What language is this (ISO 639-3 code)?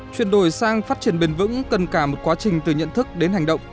vie